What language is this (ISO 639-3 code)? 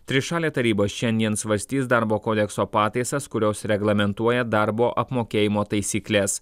lit